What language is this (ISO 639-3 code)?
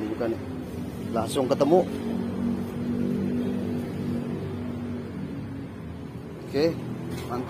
ind